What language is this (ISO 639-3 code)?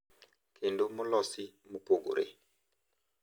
luo